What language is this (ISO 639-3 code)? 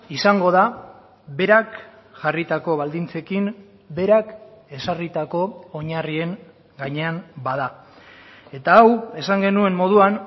eus